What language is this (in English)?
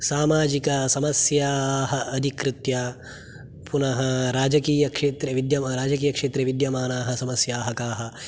Sanskrit